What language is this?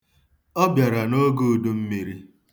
Igbo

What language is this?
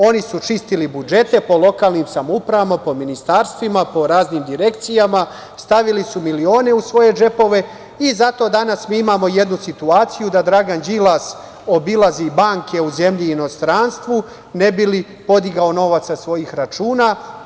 Serbian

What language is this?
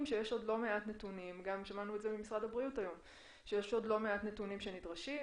Hebrew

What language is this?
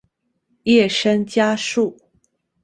Chinese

